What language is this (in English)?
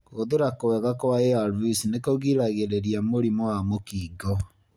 Kikuyu